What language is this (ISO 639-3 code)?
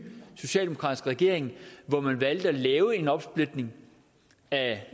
dan